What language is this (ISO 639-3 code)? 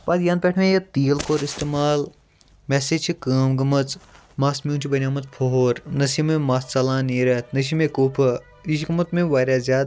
kas